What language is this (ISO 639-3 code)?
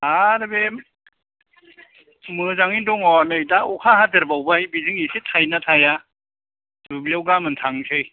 brx